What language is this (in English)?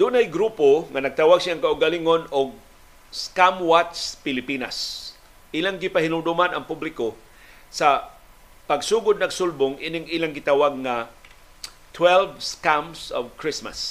Filipino